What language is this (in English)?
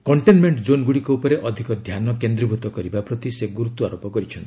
Odia